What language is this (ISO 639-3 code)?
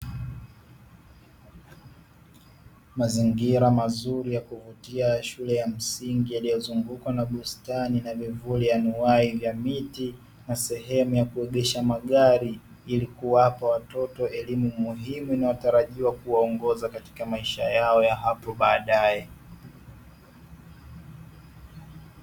swa